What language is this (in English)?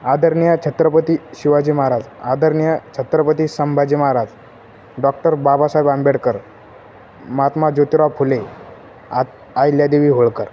Marathi